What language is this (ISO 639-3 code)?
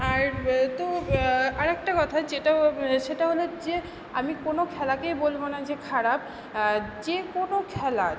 ben